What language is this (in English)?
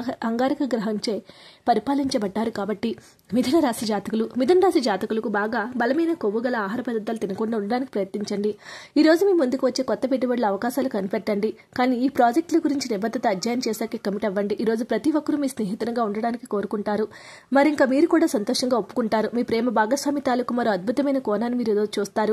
Telugu